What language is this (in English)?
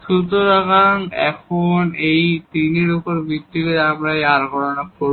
Bangla